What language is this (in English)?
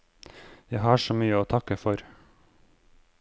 Norwegian